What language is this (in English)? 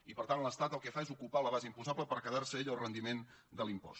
Catalan